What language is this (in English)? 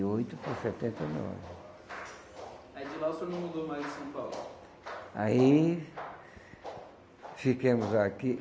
Portuguese